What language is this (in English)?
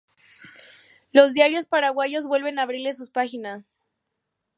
Spanish